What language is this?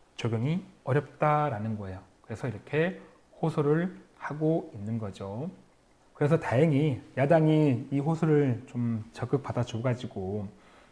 Korean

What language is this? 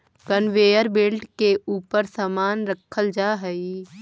Magahi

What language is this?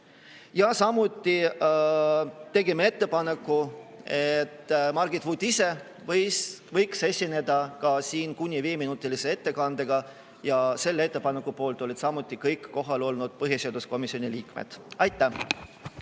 Estonian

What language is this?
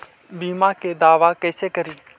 Magahi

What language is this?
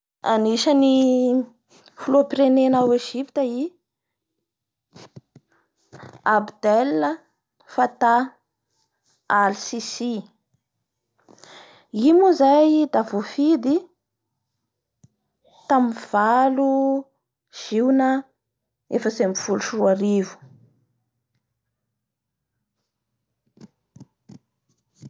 Bara Malagasy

